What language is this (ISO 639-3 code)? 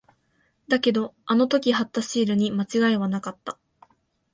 jpn